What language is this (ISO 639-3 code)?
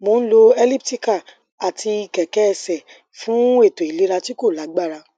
yor